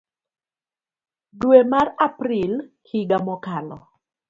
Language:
Luo (Kenya and Tanzania)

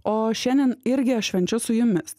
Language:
Lithuanian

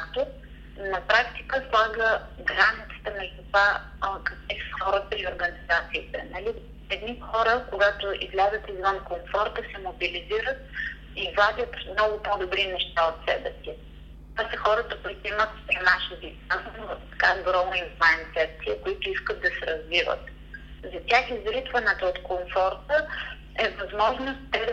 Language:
Bulgarian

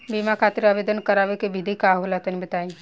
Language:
Bhojpuri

